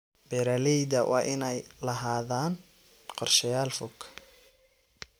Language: Somali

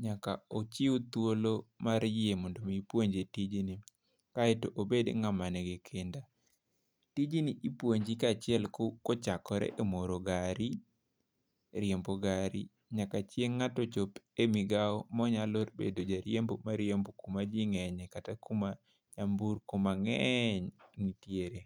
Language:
Luo (Kenya and Tanzania)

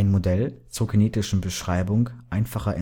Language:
German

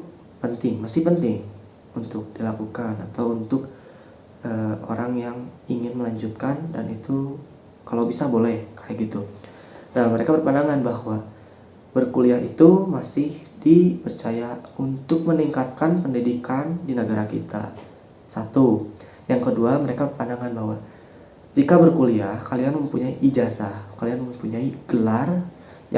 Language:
Indonesian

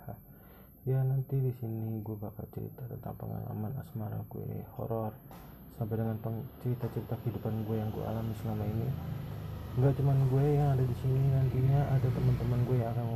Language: Indonesian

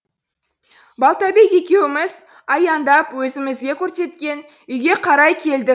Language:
Kazakh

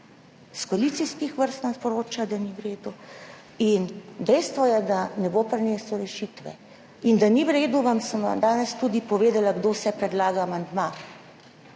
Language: Slovenian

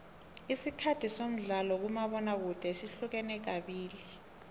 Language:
South Ndebele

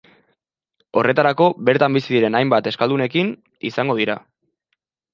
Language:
Basque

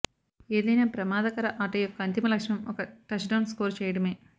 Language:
Telugu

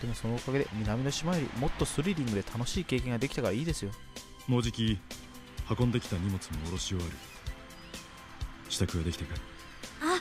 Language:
Japanese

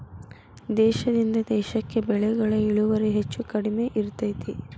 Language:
Kannada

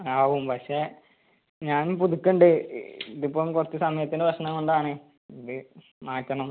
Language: Malayalam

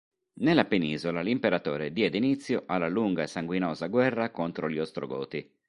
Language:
Italian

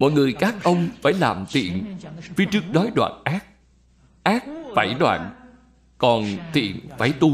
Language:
Vietnamese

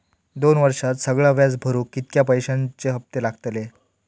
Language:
Marathi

